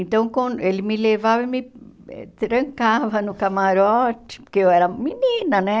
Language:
Portuguese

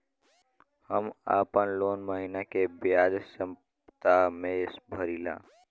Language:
Bhojpuri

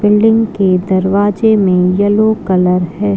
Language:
Magahi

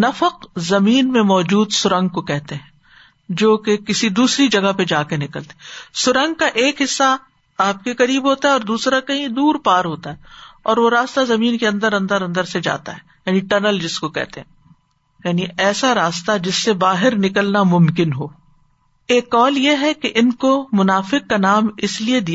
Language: Urdu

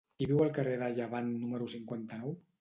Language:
Catalan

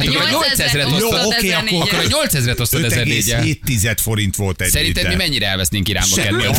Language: Hungarian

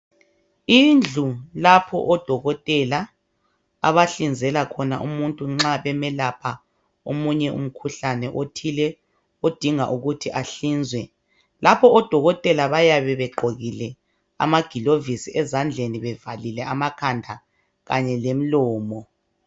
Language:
North Ndebele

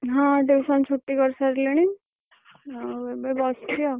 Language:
Odia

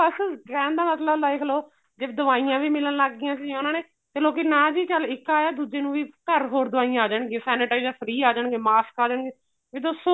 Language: Punjabi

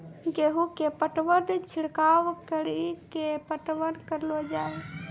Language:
Maithili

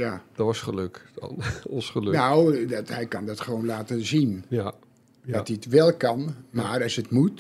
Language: Dutch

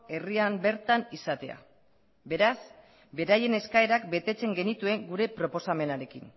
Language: Basque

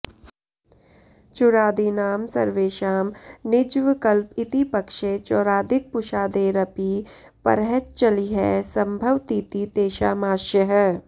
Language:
Sanskrit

